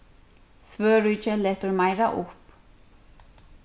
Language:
Faroese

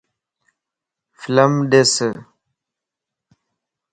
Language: Lasi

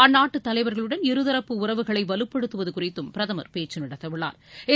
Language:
Tamil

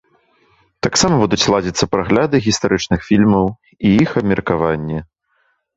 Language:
Belarusian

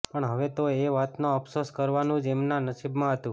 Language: Gujarati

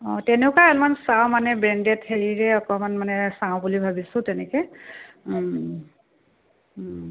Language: Assamese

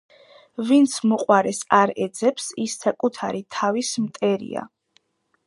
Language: Georgian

